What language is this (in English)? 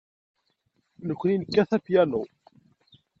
Kabyle